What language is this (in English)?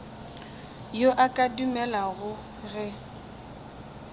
Northern Sotho